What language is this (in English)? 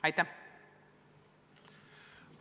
Estonian